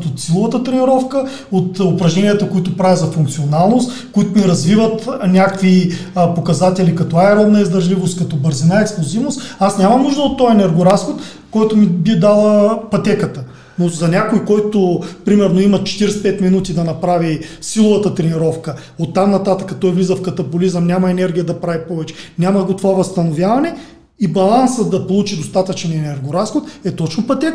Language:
Bulgarian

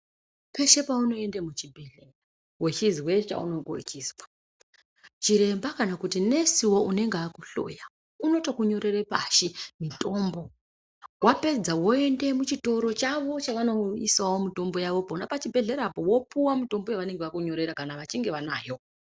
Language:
Ndau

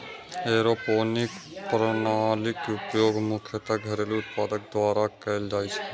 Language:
Maithili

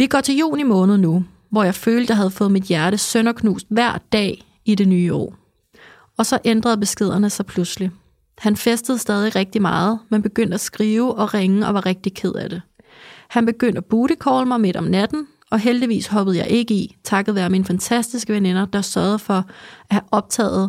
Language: Danish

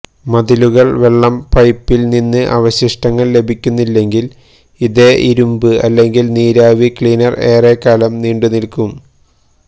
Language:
Malayalam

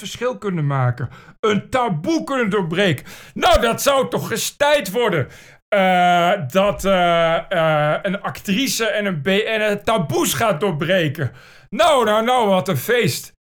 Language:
Dutch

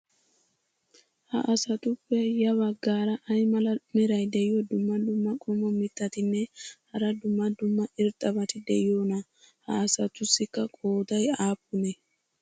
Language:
Wolaytta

